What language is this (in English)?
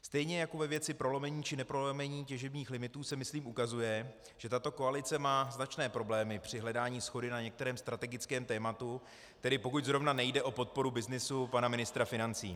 Czech